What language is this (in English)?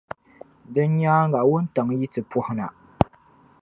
Dagbani